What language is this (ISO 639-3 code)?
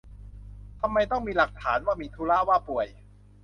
tha